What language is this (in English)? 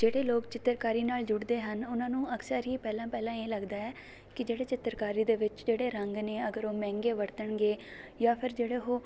Punjabi